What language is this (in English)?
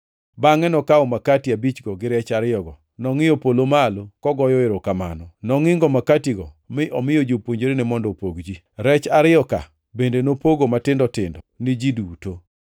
Luo (Kenya and Tanzania)